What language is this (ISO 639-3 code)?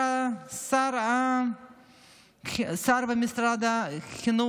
heb